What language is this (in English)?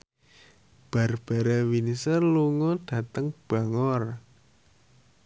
Javanese